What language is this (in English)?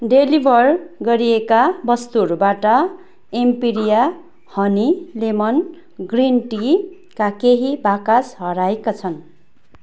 Nepali